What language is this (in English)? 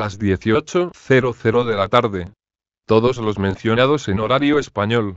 Spanish